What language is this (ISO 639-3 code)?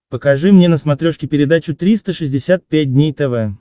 rus